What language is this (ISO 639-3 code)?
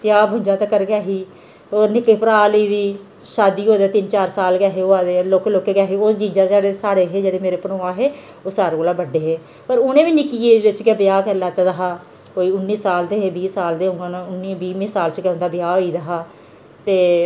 doi